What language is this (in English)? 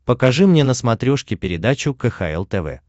Russian